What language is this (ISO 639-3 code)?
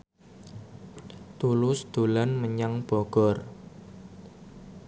jav